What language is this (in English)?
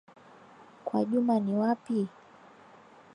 Swahili